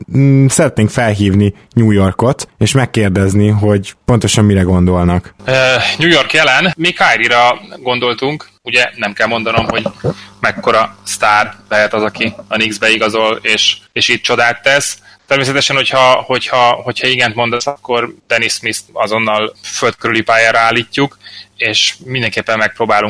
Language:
Hungarian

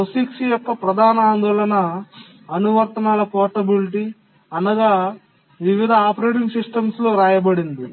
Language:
Telugu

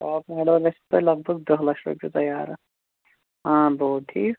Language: Kashmiri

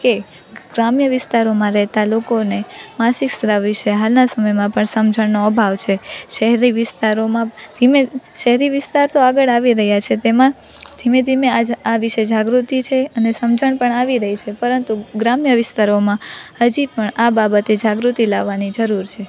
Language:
Gujarati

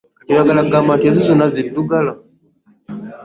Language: Ganda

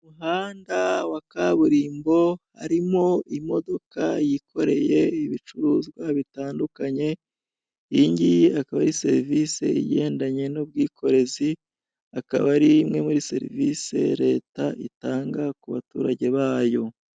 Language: Kinyarwanda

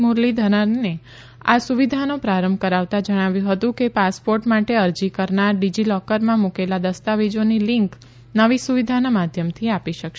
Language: Gujarati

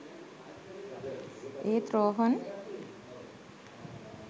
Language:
Sinhala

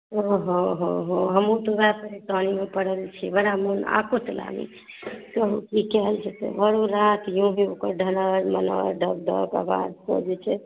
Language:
Maithili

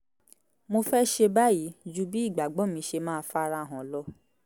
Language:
Yoruba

